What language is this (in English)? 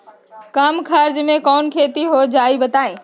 Magahi